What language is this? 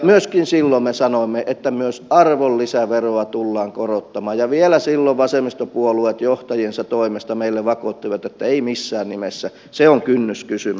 Finnish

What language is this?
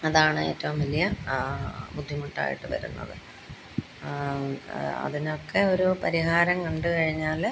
Malayalam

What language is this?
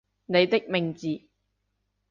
Cantonese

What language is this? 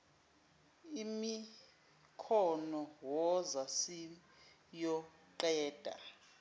Zulu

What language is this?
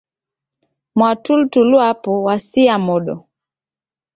Taita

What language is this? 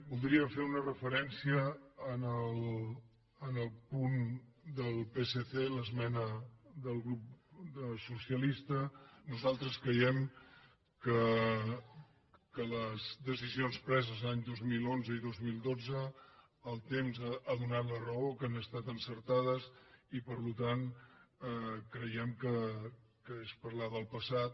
Catalan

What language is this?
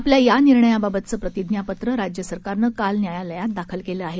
Marathi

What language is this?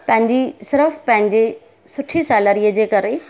Sindhi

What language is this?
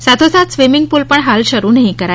Gujarati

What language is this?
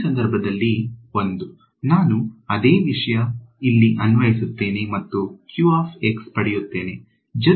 Kannada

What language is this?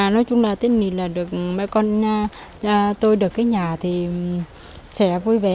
Vietnamese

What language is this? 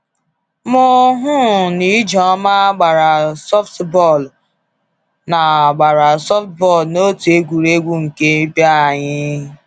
Igbo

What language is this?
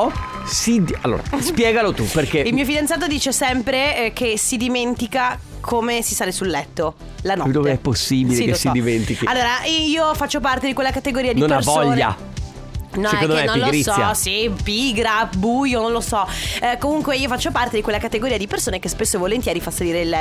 Italian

